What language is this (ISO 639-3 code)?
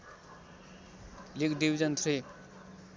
nep